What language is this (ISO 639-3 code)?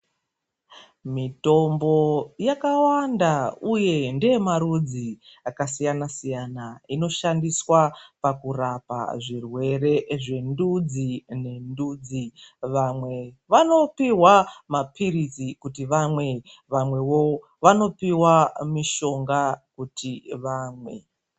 ndc